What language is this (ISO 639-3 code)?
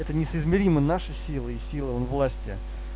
rus